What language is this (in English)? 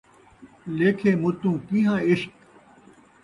Saraiki